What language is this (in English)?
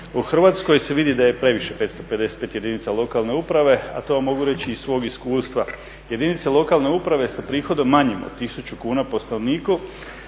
Croatian